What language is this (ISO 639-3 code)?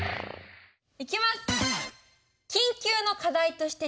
jpn